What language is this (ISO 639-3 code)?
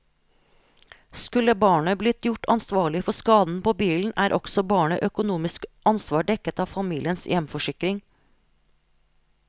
nor